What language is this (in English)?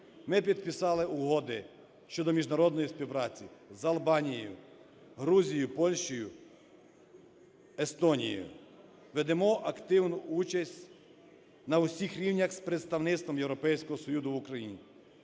Ukrainian